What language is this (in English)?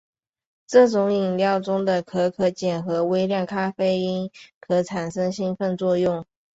Chinese